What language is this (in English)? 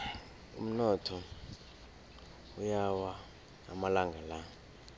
South Ndebele